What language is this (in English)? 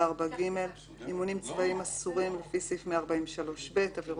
Hebrew